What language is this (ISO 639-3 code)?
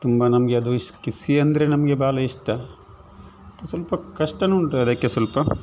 kan